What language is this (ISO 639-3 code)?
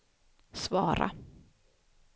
swe